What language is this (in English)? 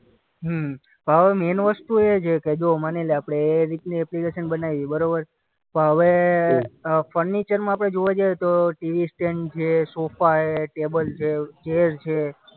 Gujarati